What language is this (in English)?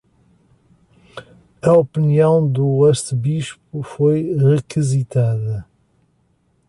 Portuguese